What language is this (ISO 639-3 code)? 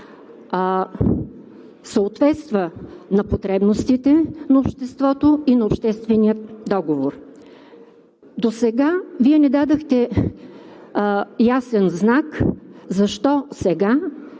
bul